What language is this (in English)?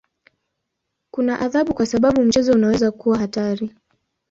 Swahili